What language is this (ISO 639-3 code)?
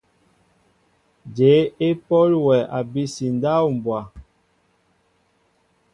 mbo